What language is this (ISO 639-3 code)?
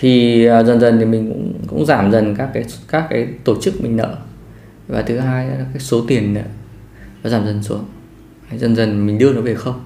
vie